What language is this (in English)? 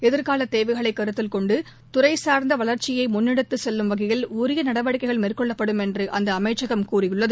Tamil